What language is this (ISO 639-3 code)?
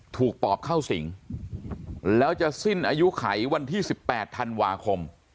tha